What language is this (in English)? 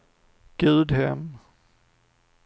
Swedish